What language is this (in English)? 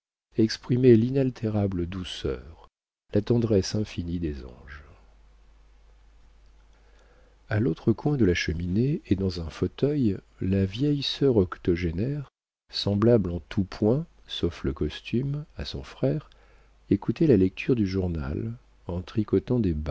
French